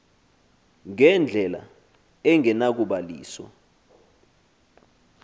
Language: Xhosa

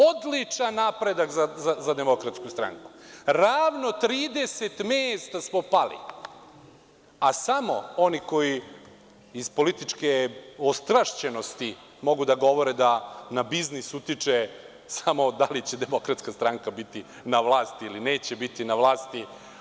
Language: Serbian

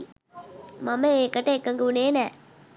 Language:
Sinhala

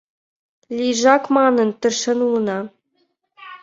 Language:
Mari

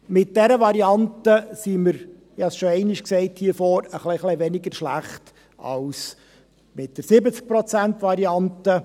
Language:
Swiss German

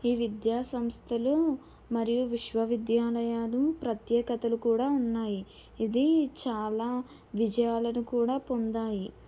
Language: Telugu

